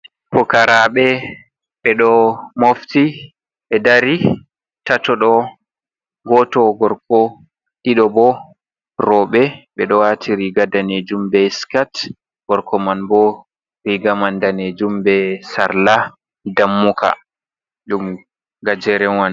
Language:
Fula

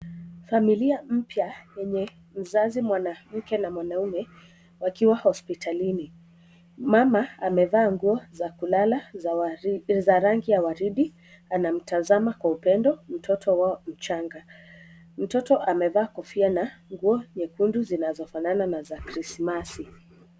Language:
Swahili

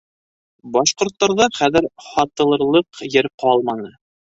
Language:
Bashkir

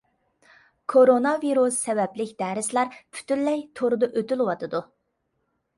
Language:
Uyghur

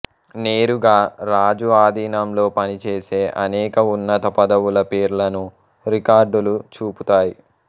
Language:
Telugu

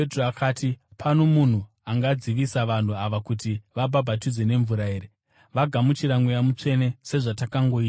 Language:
Shona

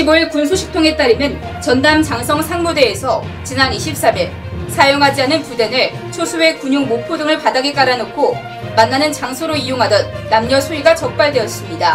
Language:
Korean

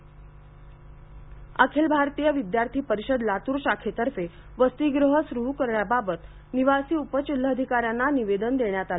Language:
Marathi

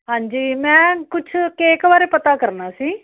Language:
Punjabi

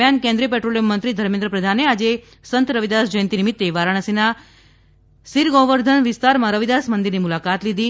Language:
Gujarati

